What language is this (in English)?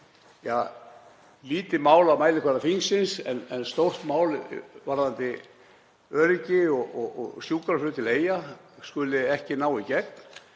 Icelandic